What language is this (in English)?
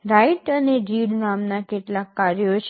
Gujarati